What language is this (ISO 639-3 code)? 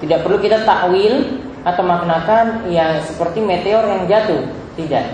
ind